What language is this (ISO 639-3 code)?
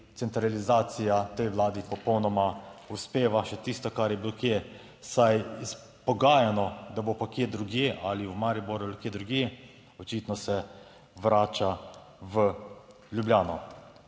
slv